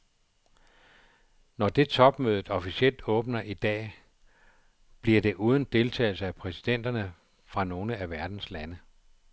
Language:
Danish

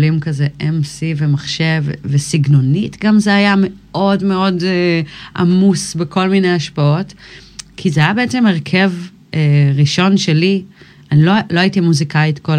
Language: Hebrew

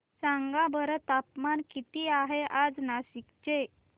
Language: Marathi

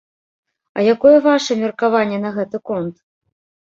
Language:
Belarusian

